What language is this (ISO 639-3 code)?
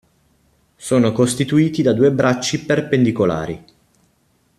ita